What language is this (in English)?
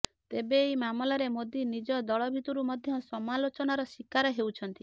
Odia